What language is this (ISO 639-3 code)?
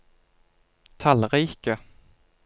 nor